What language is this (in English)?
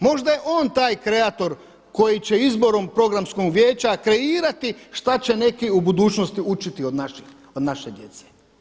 Croatian